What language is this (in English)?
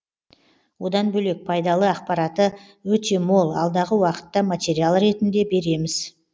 Kazakh